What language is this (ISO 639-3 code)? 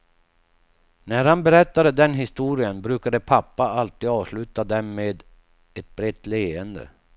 swe